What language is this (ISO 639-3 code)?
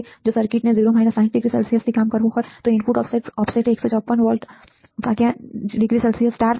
guj